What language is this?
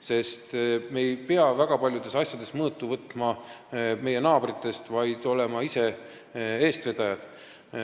Estonian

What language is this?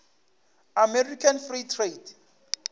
Northern Sotho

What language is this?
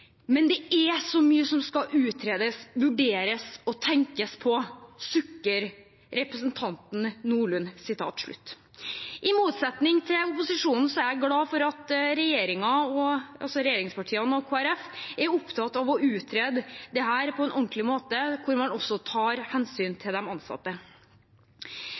Norwegian Bokmål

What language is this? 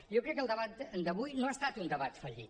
Catalan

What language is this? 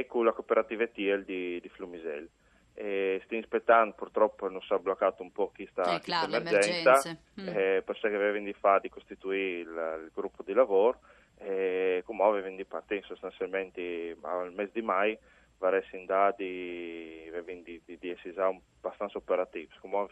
Italian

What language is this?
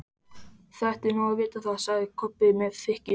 Icelandic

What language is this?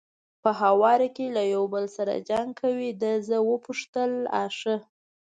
Pashto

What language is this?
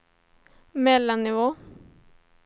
Swedish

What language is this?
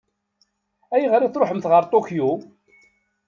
Kabyle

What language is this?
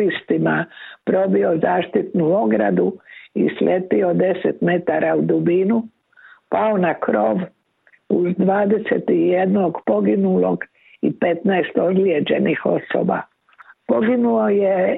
Croatian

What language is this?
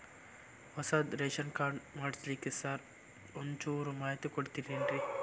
Kannada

